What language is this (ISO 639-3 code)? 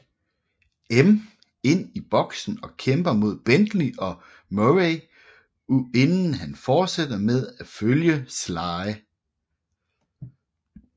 dan